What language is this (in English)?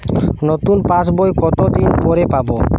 Bangla